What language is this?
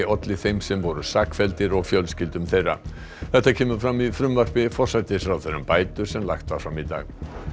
Icelandic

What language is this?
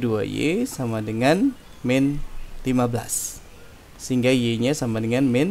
Indonesian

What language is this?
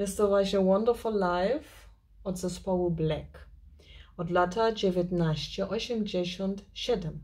Polish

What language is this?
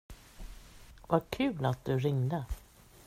Swedish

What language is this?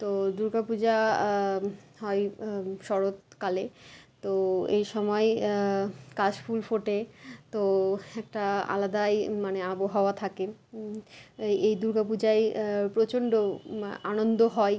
Bangla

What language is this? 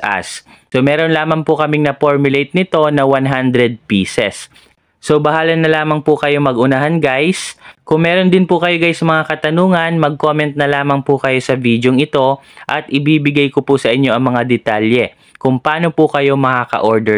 Filipino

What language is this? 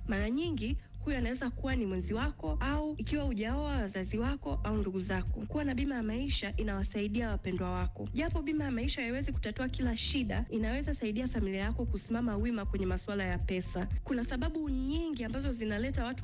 Swahili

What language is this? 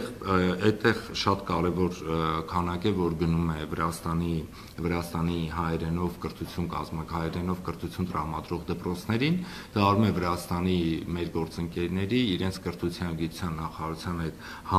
Romanian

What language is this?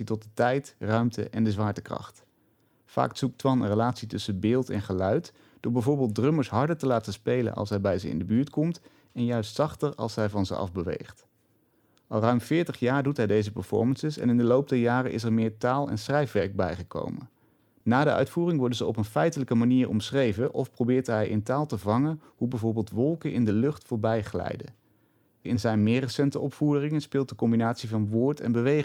Dutch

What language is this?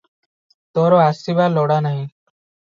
Odia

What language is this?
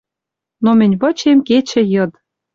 Western Mari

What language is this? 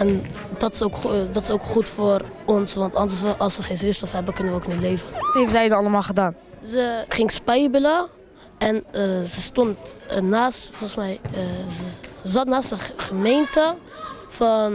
Dutch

